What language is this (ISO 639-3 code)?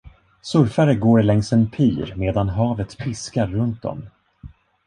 swe